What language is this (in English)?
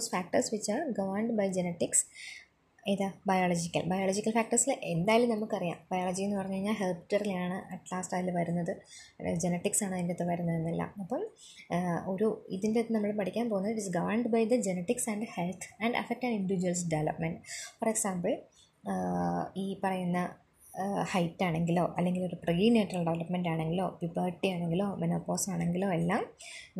Malayalam